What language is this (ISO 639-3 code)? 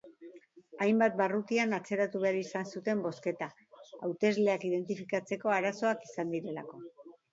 eus